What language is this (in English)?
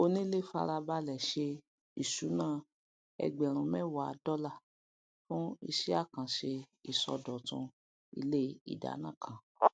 Yoruba